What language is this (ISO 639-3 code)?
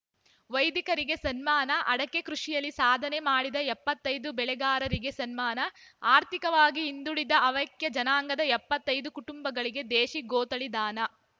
kan